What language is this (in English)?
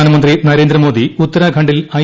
Malayalam